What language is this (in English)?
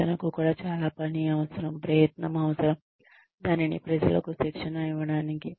Telugu